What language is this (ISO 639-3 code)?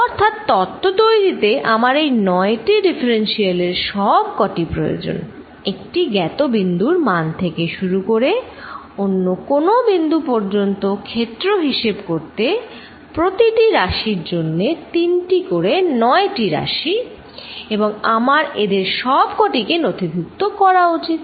ben